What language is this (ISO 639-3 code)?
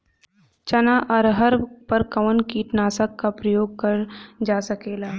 bho